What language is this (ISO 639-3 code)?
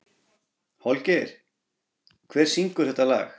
isl